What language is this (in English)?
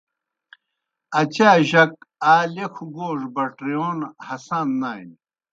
Kohistani Shina